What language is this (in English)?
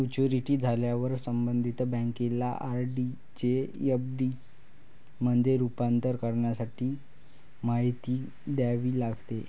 Marathi